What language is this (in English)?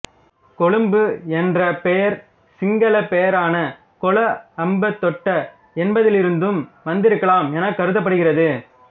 Tamil